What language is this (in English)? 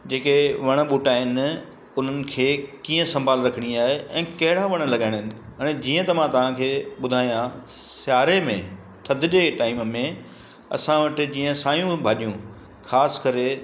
Sindhi